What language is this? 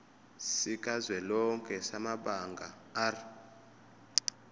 Zulu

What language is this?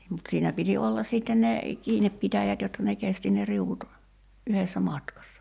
Finnish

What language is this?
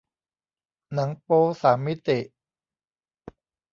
Thai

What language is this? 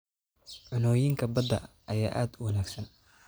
Somali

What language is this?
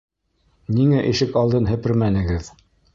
Bashkir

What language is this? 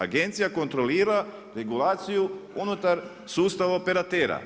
Croatian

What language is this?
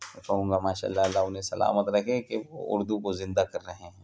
Urdu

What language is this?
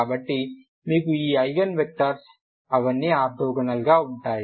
Telugu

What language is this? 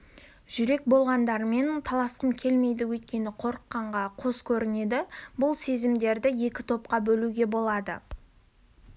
Kazakh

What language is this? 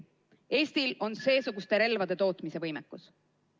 Estonian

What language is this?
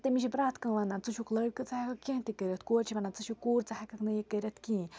Kashmiri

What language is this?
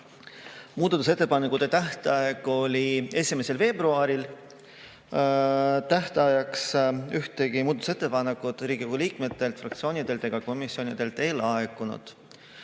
Estonian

